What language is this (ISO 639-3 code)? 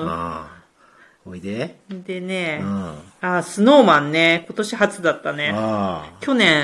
jpn